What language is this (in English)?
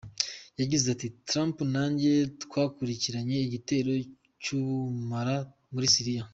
Kinyarwanda